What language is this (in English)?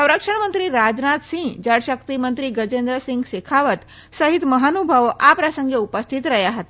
Gujarati